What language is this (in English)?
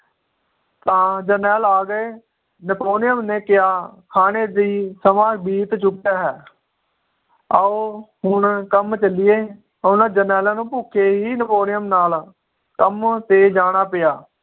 Punjabi